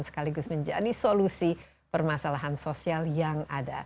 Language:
Indonesian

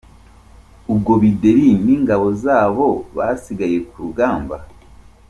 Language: Kinyarwanda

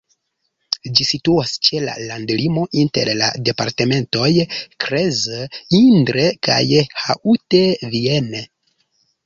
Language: Esperanto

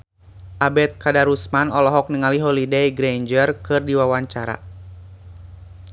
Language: Sundanese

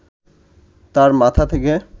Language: Bangla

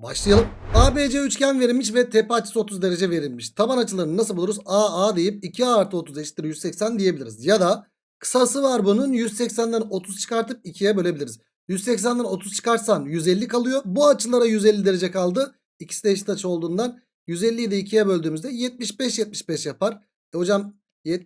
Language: Turkish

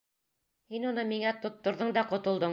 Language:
Bashkir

